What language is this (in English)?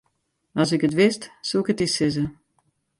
Western Frisian